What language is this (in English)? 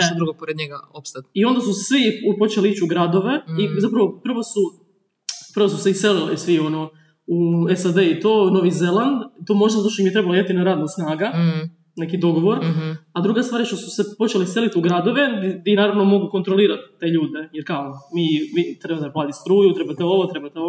Croatian